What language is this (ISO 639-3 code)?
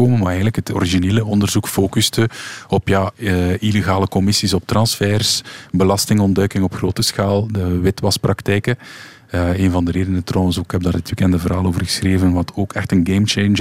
nld